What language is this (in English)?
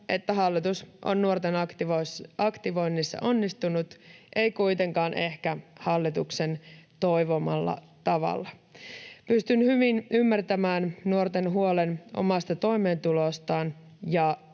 Finnish